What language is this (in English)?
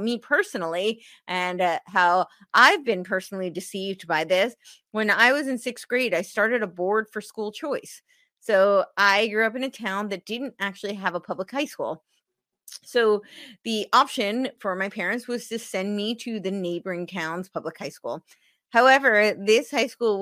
English